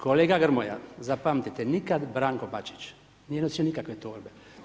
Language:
Croatian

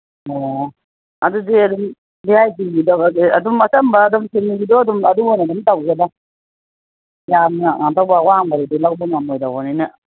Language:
Manipuri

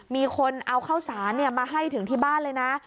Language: Thai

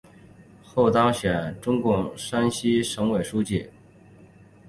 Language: Chinese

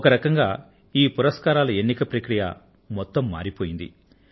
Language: Telugu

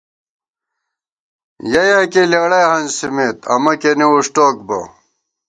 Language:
Gawar-Bati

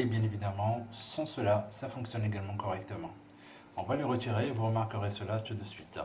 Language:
French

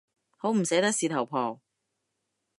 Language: Cantonese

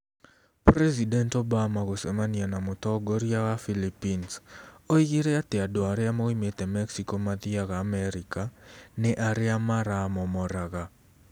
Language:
Kikuyu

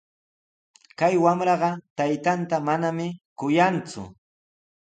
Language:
Sihuas Ancash Quechua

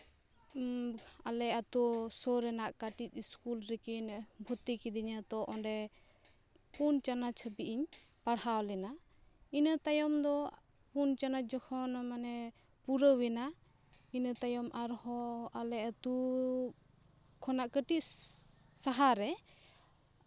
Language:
Santali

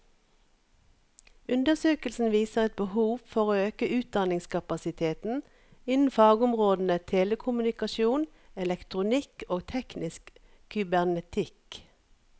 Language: Norwegian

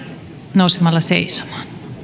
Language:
Finnish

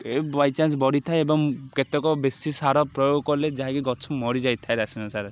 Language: Odia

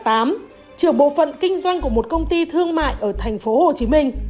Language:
Vietnamese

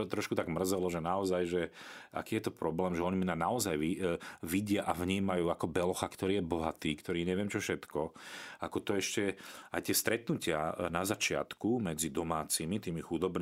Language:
Slovak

